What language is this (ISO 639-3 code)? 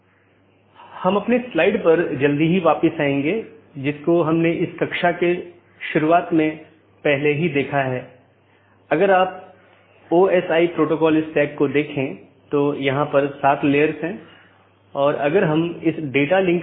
hin